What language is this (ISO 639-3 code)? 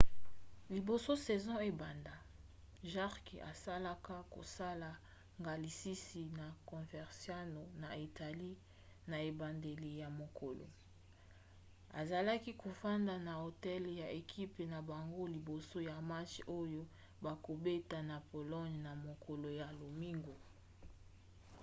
lin